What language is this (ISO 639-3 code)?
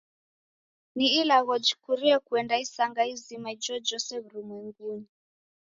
dav